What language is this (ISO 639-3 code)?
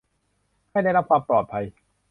tha